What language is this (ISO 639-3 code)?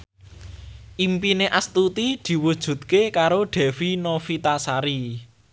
jav